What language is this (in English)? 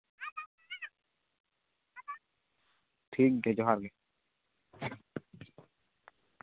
Santali